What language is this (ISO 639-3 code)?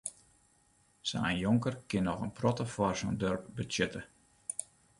fry